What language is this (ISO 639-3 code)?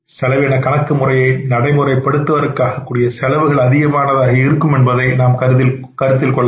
tam